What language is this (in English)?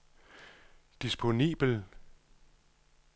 Danish